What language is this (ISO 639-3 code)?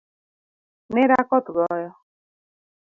luo